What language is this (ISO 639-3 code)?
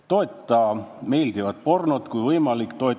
est